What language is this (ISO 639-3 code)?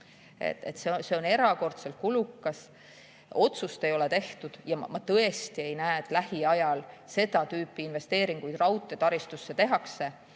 est